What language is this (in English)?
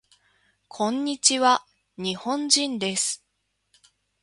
Japanese